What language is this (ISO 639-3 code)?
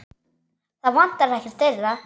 isl